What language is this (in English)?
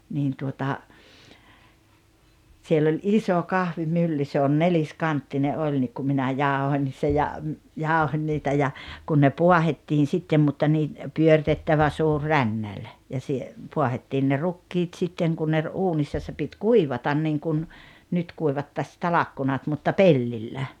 Finnish